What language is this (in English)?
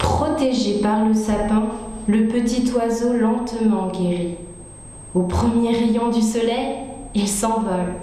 French